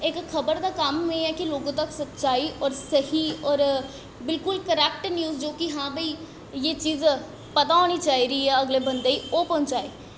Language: Dogri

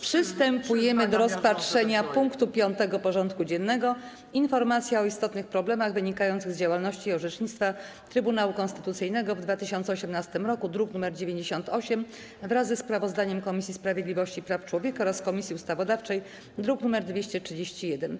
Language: Polish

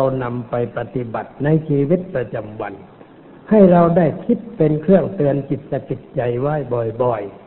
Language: Thai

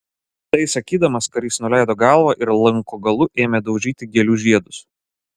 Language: Lithuanian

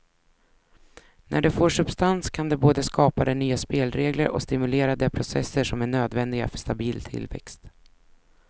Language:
Swedish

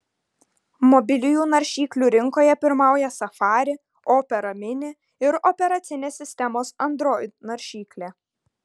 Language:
Lithuanian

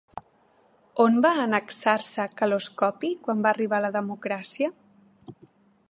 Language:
Catalan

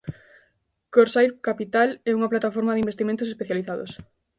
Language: Galician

